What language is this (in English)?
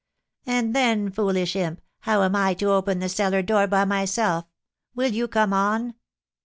English